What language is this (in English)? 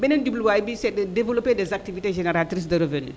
Wolof